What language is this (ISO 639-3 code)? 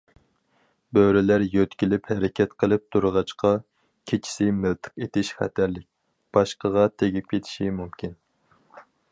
uig